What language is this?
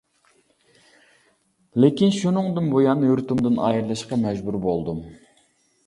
Uyghur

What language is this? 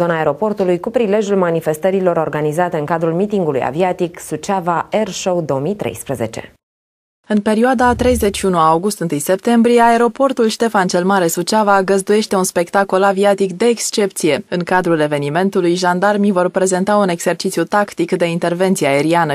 Romanian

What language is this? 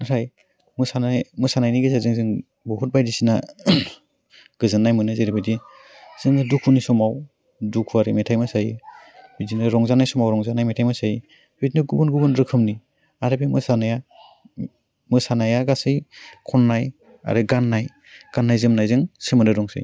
Bodo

